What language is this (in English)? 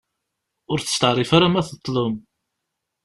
Kabyle